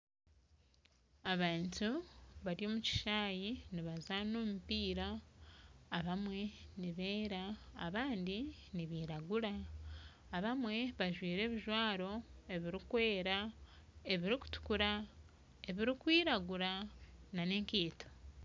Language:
Nyankole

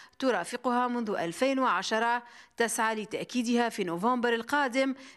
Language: Arabic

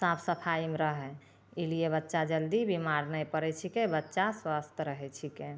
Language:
Maithili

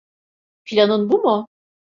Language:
Turkish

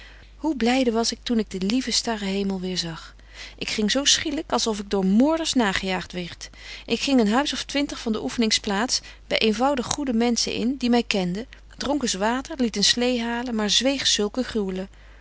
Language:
Dutch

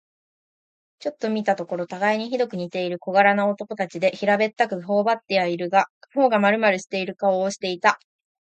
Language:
Japanese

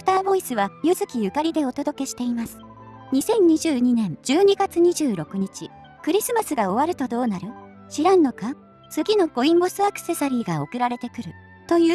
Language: Japanese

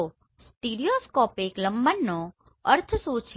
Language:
Gujarati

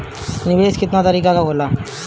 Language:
Bhojpuri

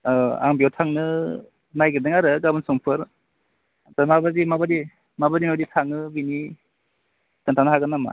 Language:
Bodo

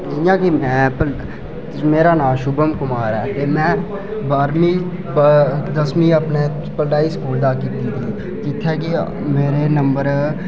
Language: Dogri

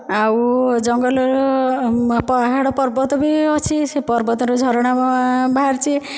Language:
Odia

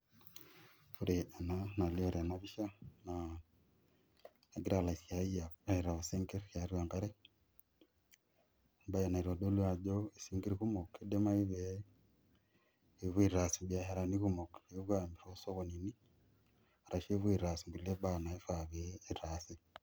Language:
Masai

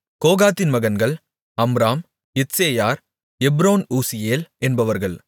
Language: Tamil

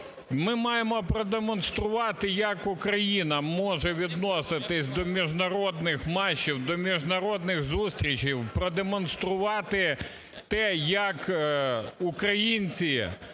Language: Ukrainian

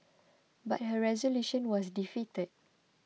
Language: English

